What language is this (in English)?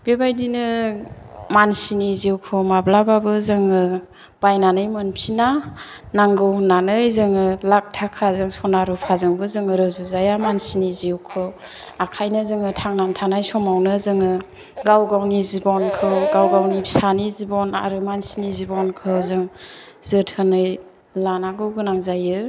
Bodo